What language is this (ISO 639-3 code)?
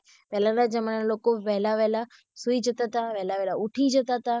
guj